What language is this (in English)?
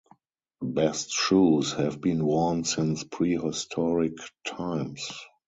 English